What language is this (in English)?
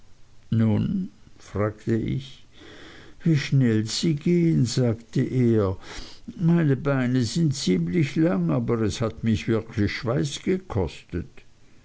German